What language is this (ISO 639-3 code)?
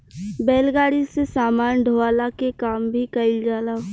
bho